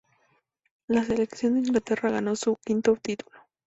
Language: Spanish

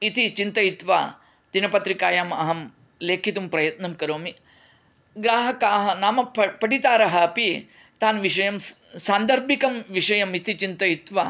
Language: Sanskrit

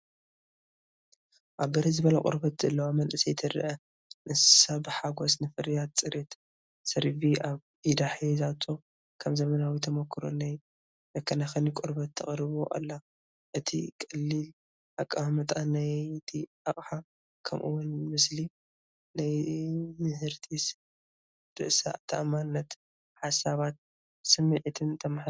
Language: Tigrinya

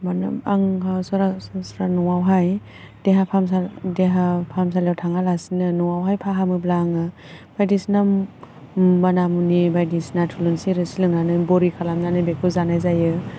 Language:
Bodo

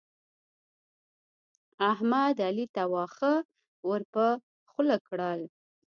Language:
Pashto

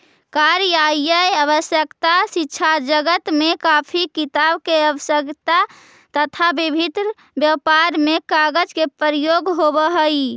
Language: Magahi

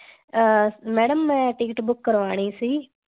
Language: Punjabi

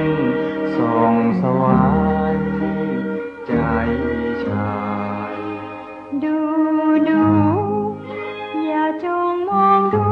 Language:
Thai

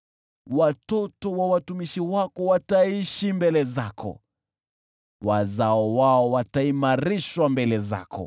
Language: Swahili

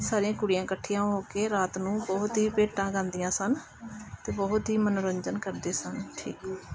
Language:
Punjabi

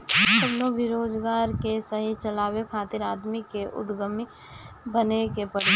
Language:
Bhojpuri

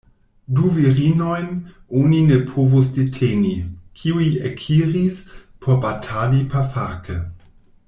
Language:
Esperanto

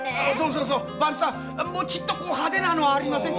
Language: Japanese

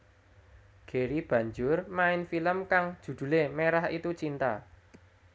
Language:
Javanese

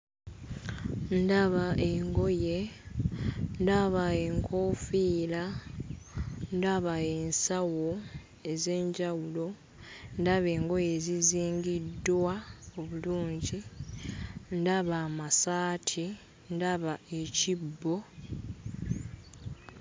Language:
Ganda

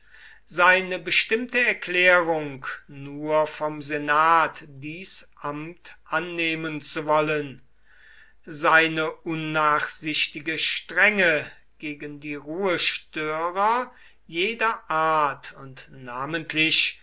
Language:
German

